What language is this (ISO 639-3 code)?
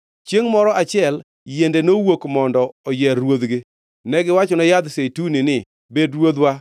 luo